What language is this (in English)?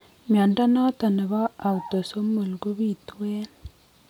Kalenjin